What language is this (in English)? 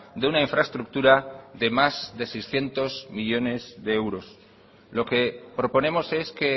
Spanish